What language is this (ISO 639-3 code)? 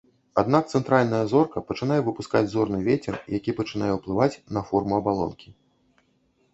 bel